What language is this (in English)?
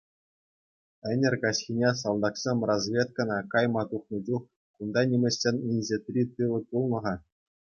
Chuvash